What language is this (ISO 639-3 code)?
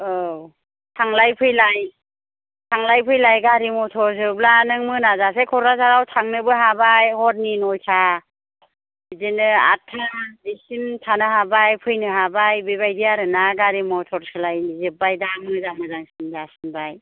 brx